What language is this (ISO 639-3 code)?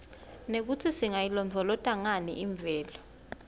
ssw